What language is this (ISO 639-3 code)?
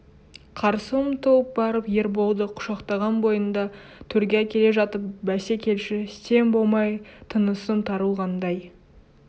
kaz